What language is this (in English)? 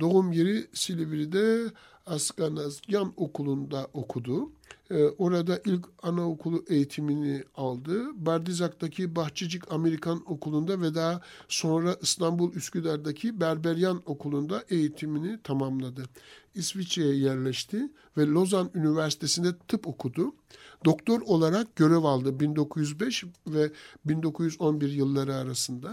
Turkish